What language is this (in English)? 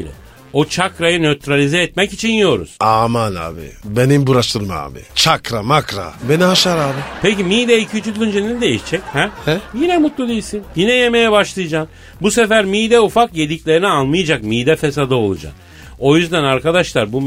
Turkish